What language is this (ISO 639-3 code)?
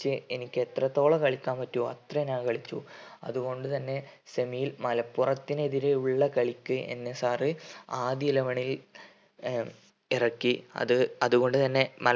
mal